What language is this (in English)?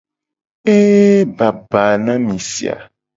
Gen